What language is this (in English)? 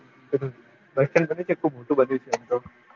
Gujarati